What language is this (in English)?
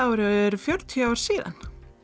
Icelandic